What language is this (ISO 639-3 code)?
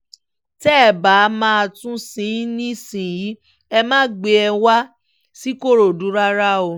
yor